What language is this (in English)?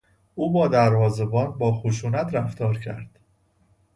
Persian